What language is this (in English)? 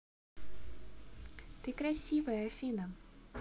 Russian